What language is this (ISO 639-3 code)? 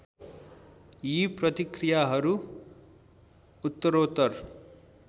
nep